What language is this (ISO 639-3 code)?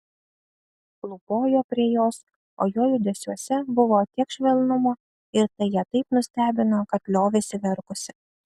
lit